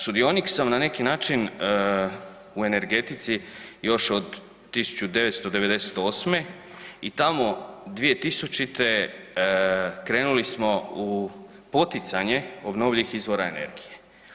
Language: Croatian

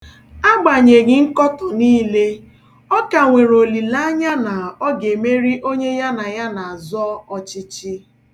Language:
Igbo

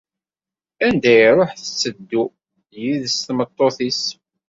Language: Kabyle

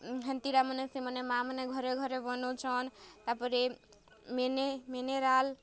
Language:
Odia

